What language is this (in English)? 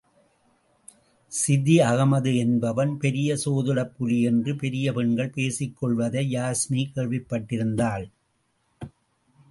Tamil